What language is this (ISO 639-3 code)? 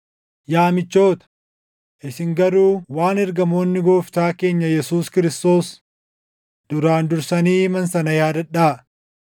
orm